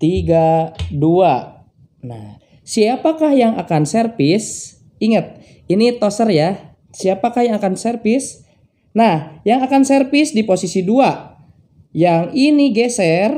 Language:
Indonesian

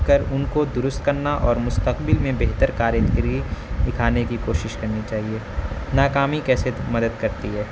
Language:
Urdu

